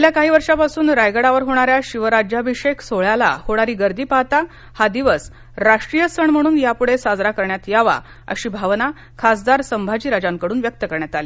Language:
Marathi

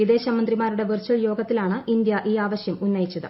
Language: Malayalam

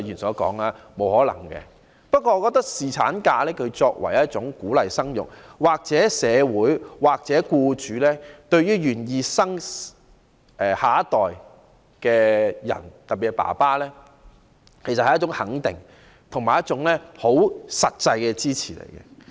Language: Cantonese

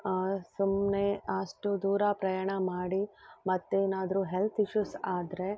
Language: Kannada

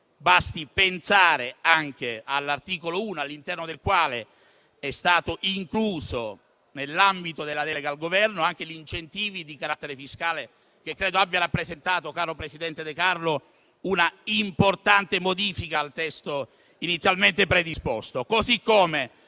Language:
Italian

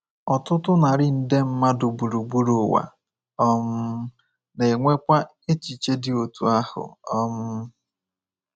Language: Igbo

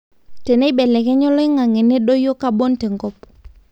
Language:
Masai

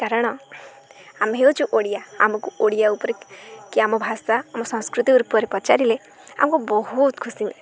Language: Odia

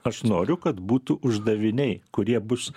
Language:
Lithuanian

